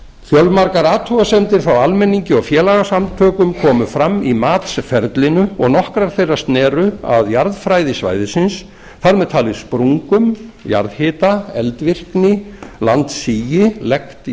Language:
Icelandic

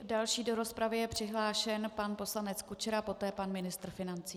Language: Czech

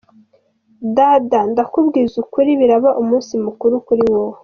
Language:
Kinyarwanda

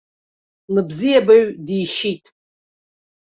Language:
Abkhazian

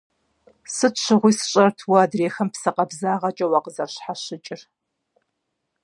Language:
Kabardian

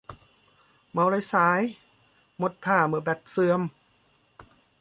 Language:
Thai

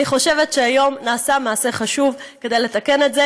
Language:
Hebrew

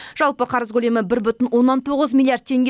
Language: Kazakh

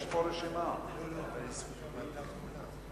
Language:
Hebrew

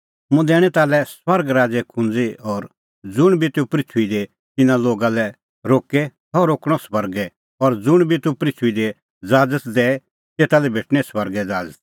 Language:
Kullu Pahari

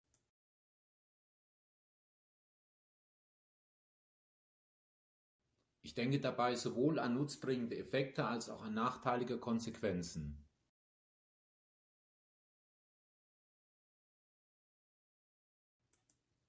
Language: German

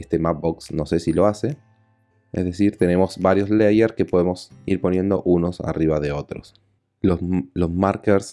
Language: Spanish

